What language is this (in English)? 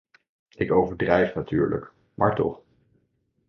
Dutch